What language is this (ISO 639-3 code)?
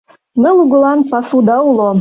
chm